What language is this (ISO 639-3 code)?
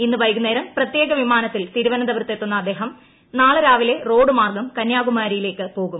mal